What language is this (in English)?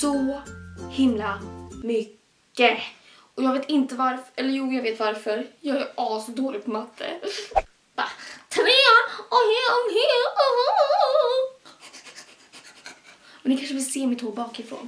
Swedish